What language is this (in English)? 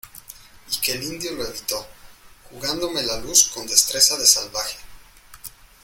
Spanish